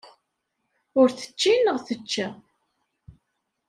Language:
Kabyle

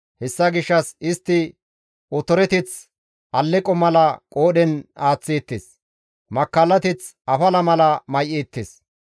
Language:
Gamo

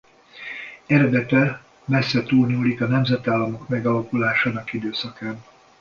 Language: Hungarian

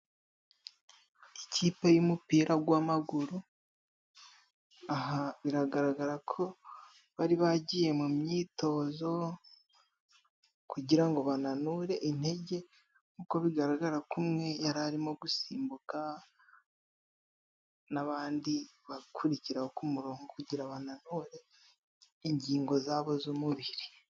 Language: Kinyarwanda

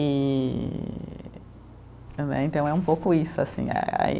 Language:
Portuguese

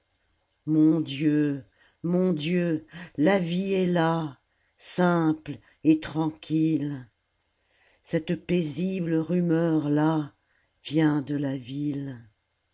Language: French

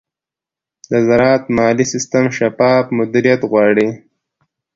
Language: Pashto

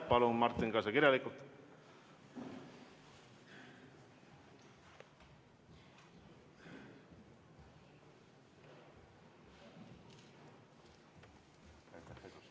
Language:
Estonian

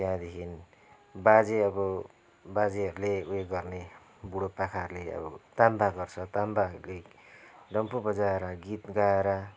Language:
Nepali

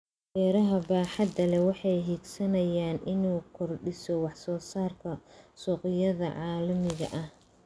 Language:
Somali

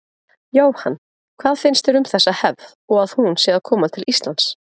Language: Icelandic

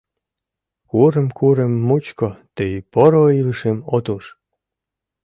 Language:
Mari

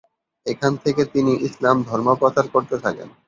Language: Bangla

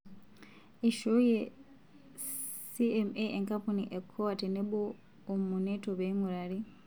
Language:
Masai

